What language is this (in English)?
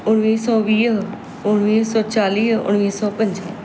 Sindhi